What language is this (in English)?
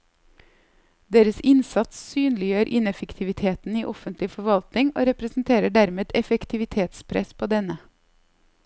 Norwegian